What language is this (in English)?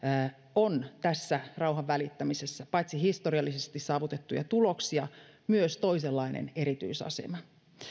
Finnish